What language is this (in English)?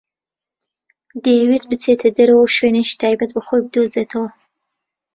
Central Kurdish